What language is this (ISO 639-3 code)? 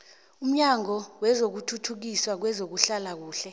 nbl